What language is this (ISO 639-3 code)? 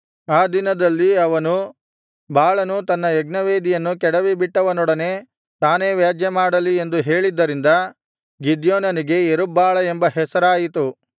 kan